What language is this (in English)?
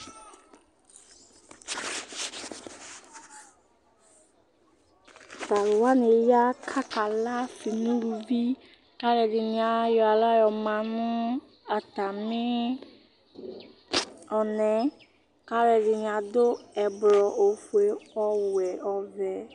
Ikposo